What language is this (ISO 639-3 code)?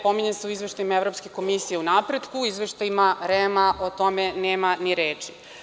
srp